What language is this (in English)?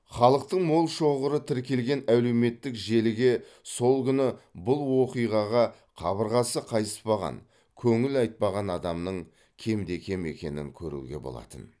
Kazakh